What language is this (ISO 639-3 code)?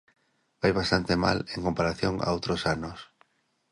glg